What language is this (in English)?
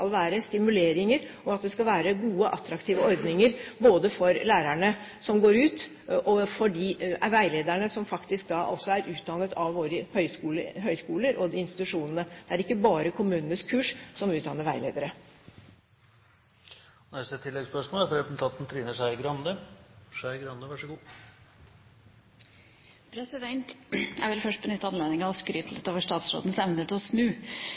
Norwegian